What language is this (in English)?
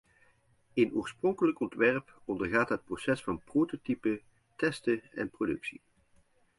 Dutch